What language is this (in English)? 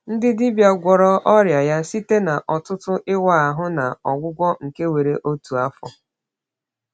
Igbo